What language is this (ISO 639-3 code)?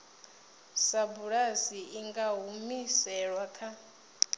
ven